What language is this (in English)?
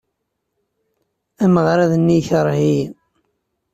Kabyle